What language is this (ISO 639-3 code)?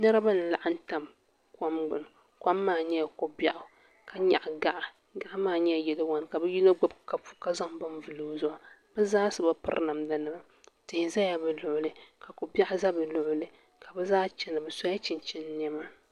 dag